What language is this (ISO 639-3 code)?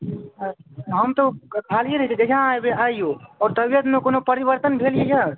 mai